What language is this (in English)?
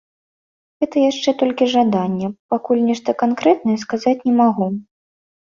Belarusian